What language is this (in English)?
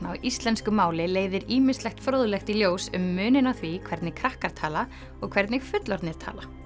Icelandic